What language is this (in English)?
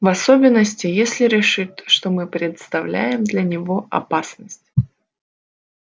Russian